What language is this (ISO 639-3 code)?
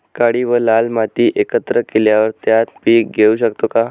mar